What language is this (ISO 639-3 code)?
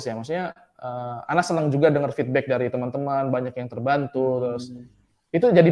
ind